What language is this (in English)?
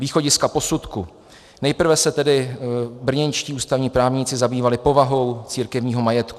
Czech